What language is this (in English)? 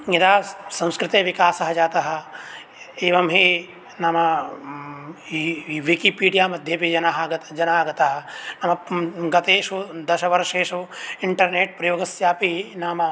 Sanskrit